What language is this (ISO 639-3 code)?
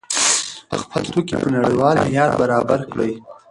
pus